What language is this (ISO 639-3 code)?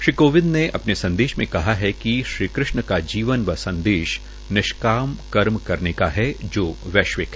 hin